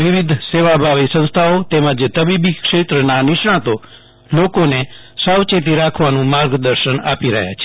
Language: Gujarati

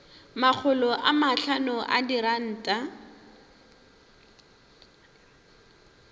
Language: Northern Sotho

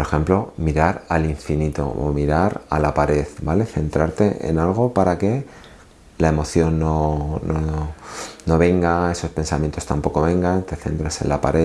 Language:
Spanish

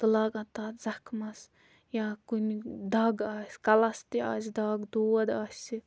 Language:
Kashmiri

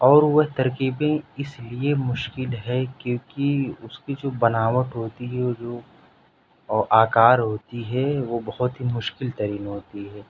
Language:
Urdu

